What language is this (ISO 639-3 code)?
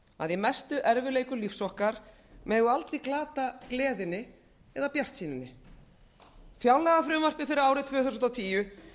isl